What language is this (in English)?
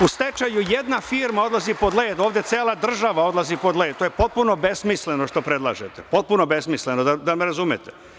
Serbian